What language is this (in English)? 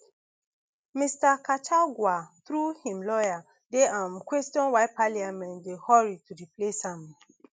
Nigerian Pidgin